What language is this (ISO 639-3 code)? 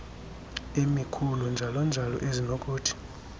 xho